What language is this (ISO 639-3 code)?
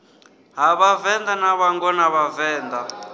ven